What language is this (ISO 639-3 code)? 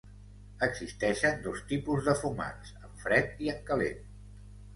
cat